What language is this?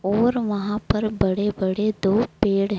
Hindi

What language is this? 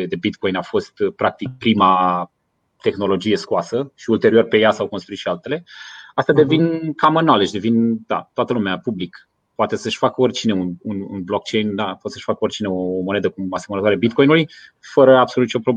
Romanian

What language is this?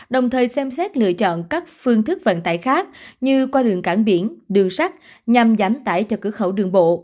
Vietnamese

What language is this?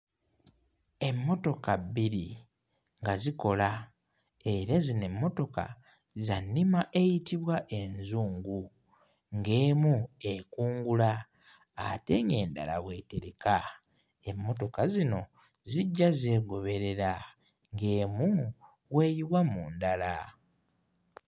Ganda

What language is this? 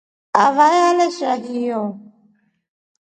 Rombo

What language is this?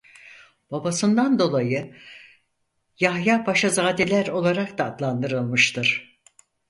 Turkish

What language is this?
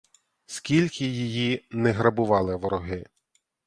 Ukrainian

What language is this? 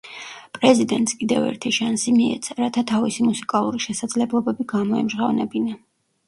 Georgian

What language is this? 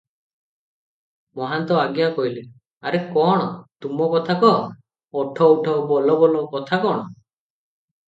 Odia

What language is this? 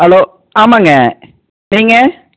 Tamil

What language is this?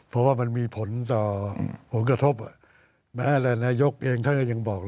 Thai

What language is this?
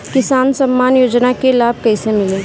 Bhojpuri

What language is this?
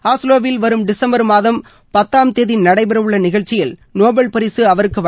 Tamil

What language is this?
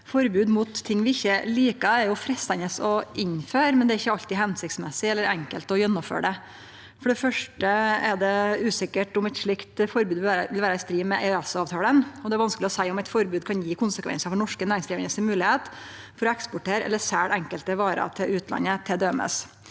Norwegian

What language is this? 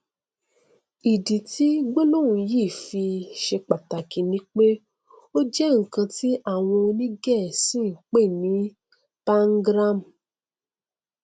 Yoruba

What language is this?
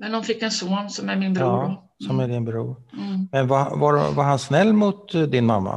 Swedish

